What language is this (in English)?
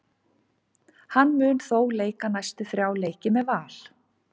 Icelandic